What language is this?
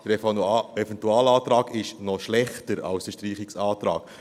Swiss German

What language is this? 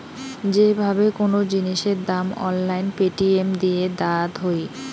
Bangla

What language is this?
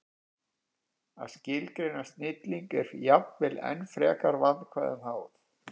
Icelandic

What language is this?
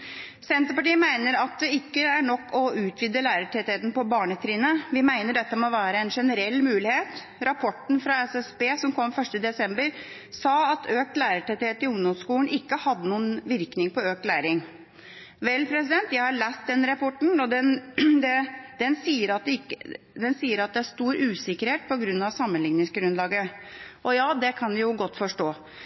Norwegian Bokmål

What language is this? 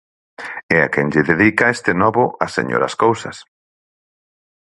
Galician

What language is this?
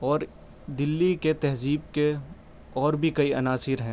Urdu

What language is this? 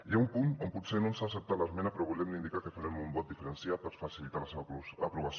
Catalan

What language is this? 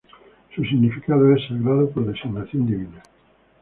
Spanish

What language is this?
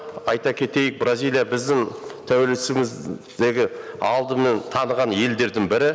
Kazakh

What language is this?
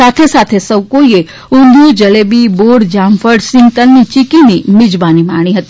Gujarati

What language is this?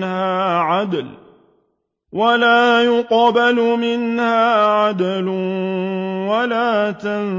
Arabic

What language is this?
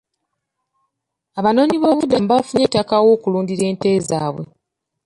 Ganda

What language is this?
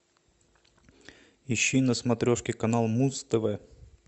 Russian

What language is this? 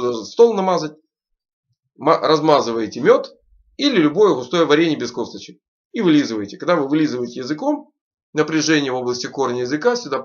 Russian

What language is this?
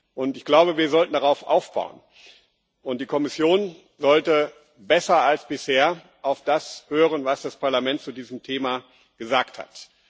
German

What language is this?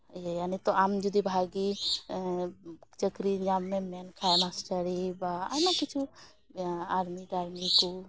Santali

